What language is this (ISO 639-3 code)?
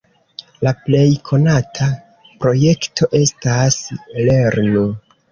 epo